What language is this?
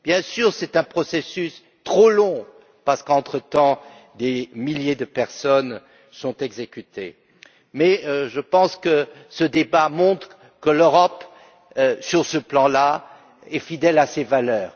French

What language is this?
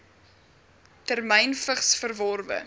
Afrikaans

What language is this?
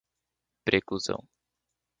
Portuguese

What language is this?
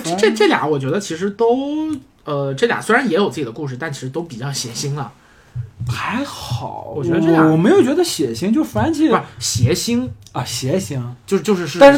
Chinese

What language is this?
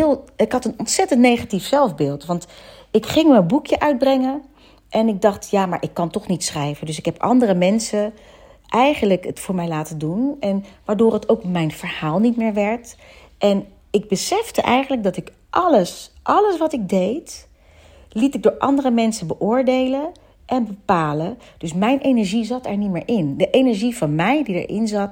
Dutch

